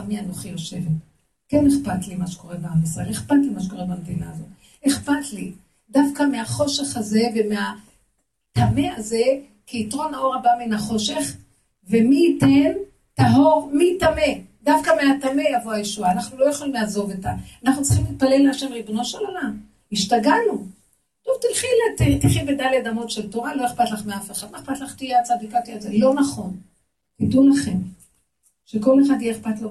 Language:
Hebrew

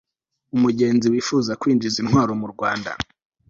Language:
Kinyarwanda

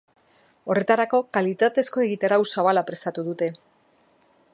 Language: Basque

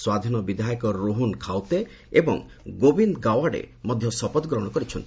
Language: Odia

